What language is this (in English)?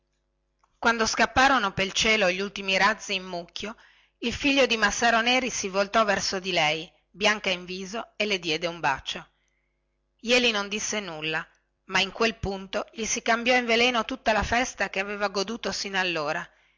Italian